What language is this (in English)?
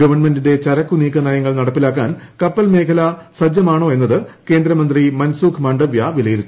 Malayalam